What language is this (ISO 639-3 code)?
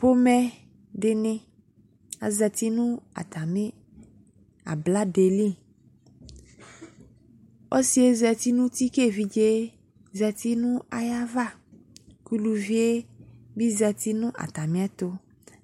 kpo